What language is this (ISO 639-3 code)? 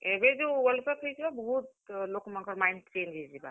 ori